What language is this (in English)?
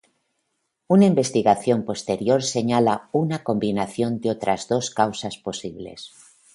Spanish